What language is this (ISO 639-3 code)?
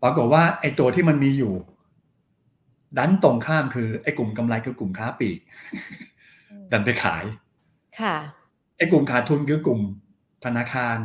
tha